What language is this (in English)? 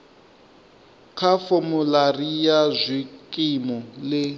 Venda